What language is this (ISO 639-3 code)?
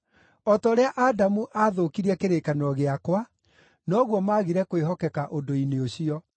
kik